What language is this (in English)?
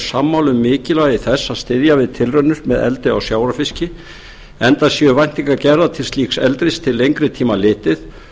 Icelandic